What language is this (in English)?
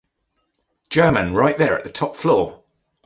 English